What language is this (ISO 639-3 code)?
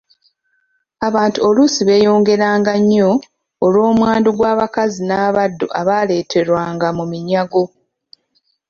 lug